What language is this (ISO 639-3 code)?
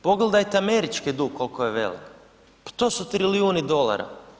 hrv